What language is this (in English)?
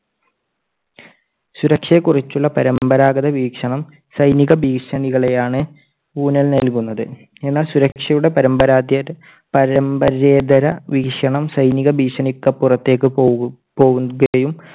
Malayalam